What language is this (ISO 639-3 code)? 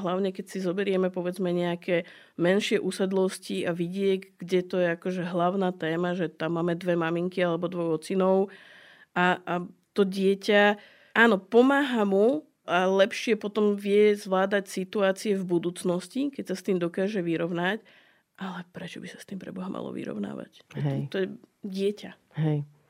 slk